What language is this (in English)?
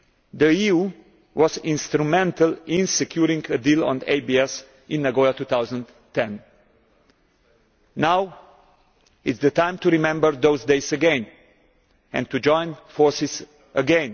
English